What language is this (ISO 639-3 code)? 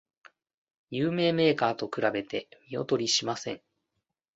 jpn